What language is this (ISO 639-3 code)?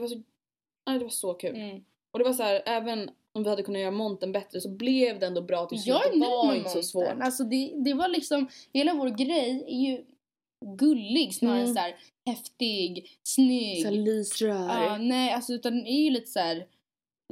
swe